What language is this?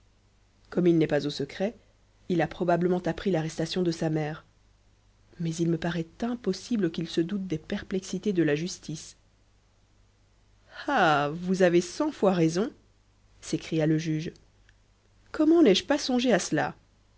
French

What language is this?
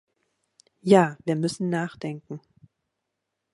German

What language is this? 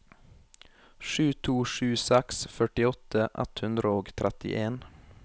Norwegian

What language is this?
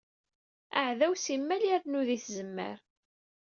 Kabyle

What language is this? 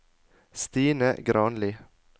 Norwegian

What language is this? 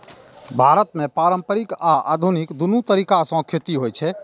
Maithili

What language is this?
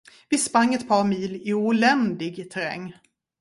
Swedish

